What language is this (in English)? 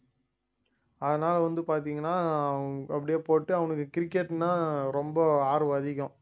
Tamil